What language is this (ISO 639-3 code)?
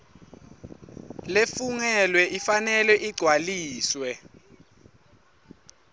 ssw